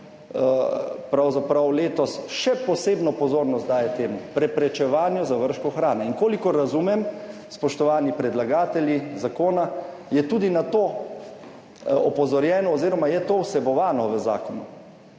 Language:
Slovenian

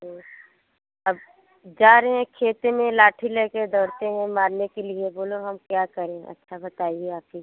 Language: Hindi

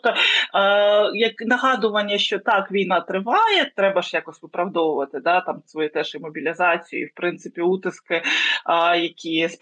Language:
Ukrainian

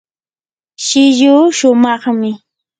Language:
Yanahuanca Pasco Quechua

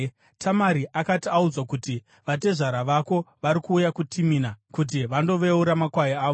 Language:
Shona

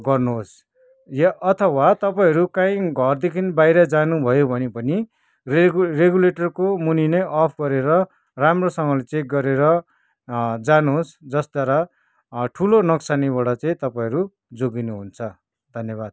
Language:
Nepali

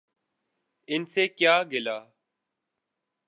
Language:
Urdu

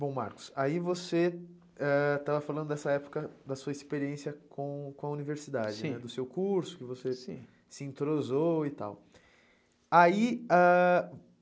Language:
Portuguese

